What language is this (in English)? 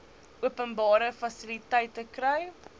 Afrikaans